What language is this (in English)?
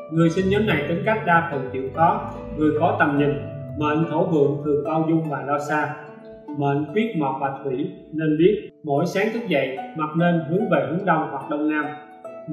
Vietnamese